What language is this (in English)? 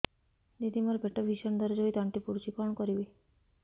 Odia